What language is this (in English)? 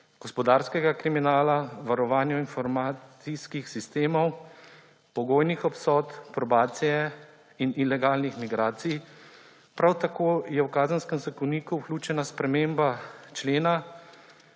Slovenian